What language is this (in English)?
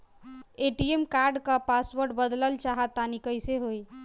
Bhojpuri